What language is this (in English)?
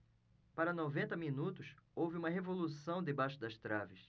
Portuguese